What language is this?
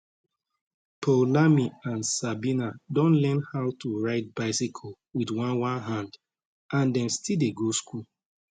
Nigerian Pidgin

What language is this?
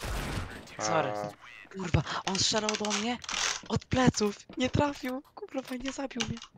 Polish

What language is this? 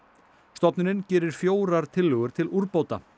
Icelandic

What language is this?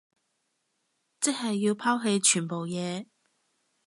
Cantonese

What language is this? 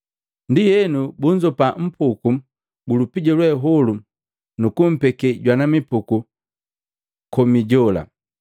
Matengo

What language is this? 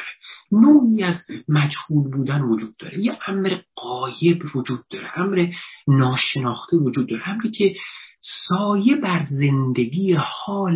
Persian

